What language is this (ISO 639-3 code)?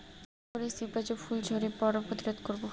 ben